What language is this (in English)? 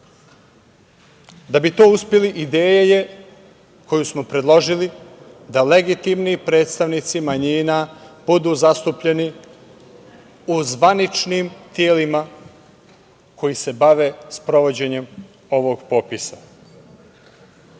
Serbian